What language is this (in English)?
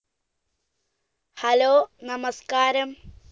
Malayalam